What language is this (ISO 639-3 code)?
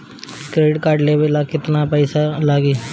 bho